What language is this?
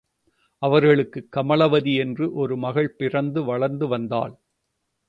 Tamil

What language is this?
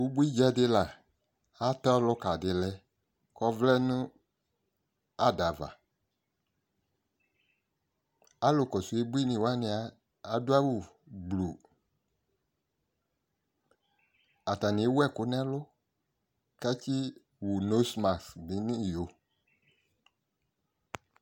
Ikposo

